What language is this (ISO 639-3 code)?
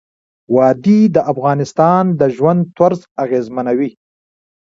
pus